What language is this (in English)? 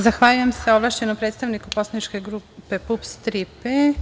Serbian